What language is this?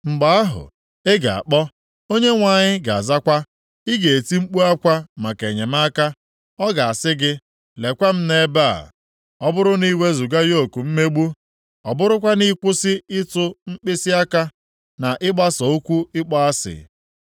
Igbo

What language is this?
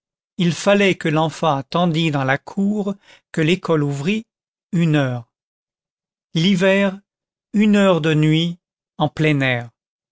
French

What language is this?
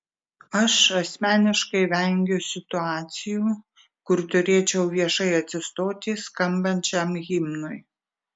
Lithuanian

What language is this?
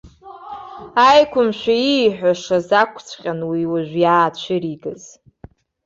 Abkhazian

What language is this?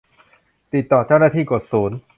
Thai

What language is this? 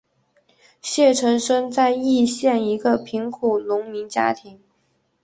Chinese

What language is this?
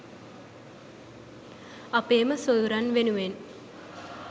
Sinhala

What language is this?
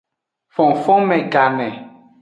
Aja (Benin)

